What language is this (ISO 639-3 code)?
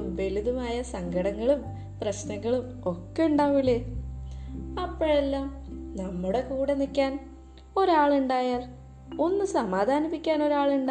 mal